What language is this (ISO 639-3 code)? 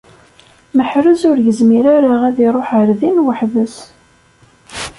kab